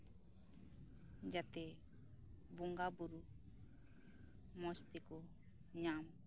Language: Santali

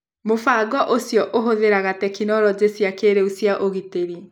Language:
Kikuyu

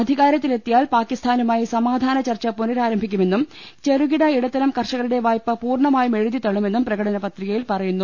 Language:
Malayalam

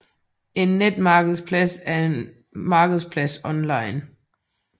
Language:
Danish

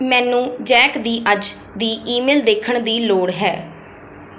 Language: Punjabi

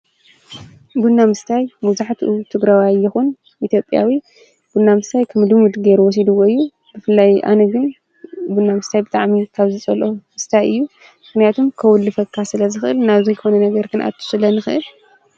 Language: Tigrinya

